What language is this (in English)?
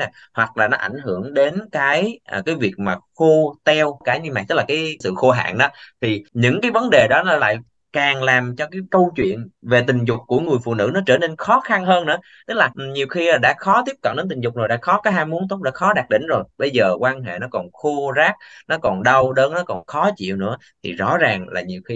Vietnamese